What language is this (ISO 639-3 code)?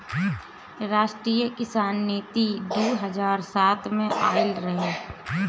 bho